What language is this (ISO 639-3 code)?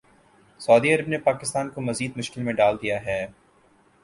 urd